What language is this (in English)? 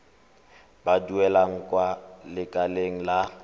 Tswana